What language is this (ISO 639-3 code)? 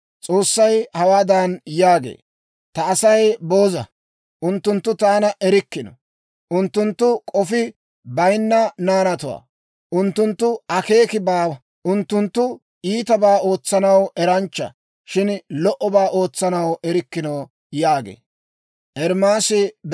dwr